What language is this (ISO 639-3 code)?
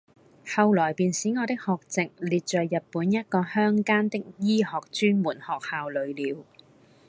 yue